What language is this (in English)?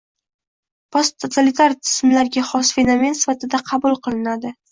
Uzbek